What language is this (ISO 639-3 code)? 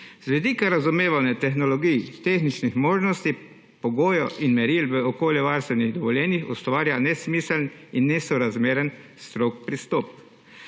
slv